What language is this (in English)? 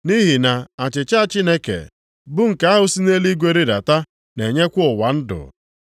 Igbo